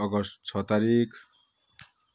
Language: Nepali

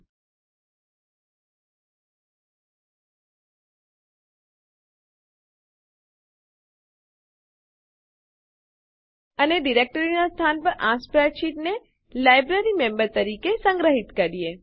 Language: Gujarati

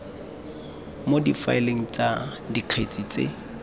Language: Tswana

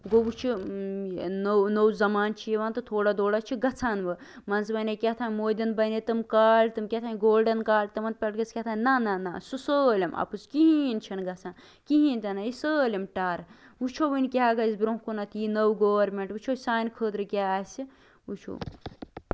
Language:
Kashmiri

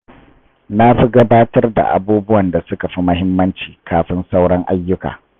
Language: Hausa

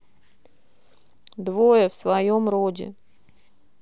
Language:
Russian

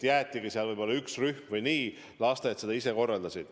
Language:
Estonian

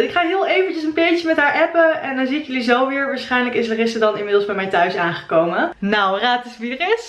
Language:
Dutch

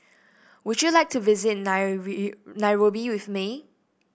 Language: English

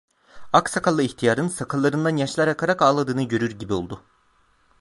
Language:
Turkish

